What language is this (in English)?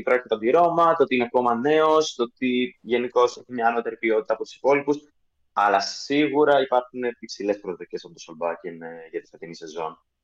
Greek